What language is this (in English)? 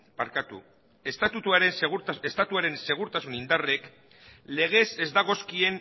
Basque